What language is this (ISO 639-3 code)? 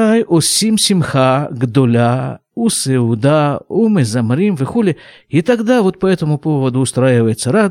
rus